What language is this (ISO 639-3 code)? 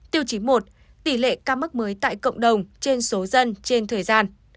vie